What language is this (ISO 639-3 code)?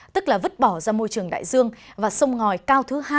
vie